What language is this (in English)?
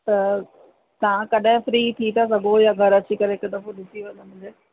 Sindhi